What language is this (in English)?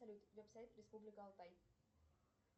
Russian